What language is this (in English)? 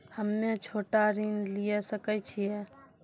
Maithili